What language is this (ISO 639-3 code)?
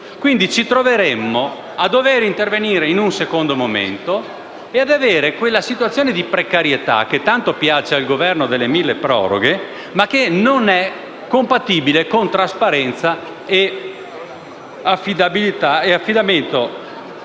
ita